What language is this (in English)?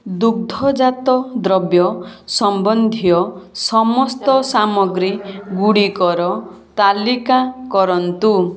Odia